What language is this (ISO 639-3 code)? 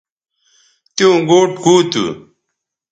btv